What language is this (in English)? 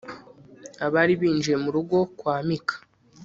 Kinyarwanda